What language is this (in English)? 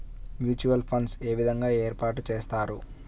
Telugu